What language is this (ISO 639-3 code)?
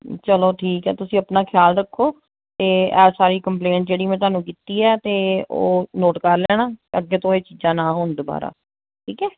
pan